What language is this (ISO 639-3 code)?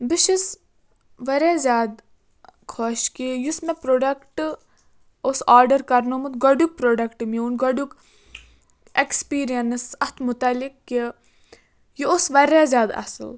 kas